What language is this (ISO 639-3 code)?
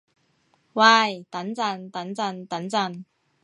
yue